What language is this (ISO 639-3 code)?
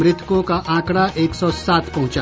hin